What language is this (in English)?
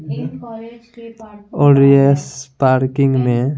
Hindi